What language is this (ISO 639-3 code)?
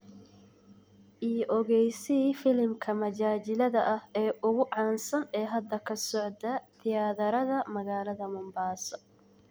som